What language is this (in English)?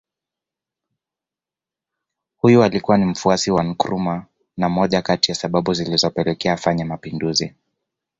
Swahili